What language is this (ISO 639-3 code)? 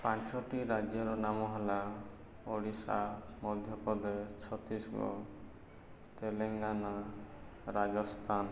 ori